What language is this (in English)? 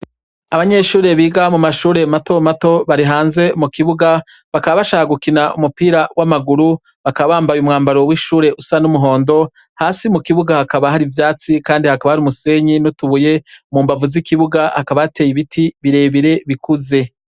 Rundi